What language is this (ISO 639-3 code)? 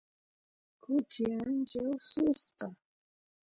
qus